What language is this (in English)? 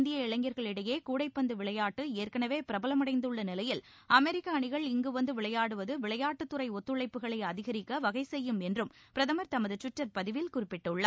Tamil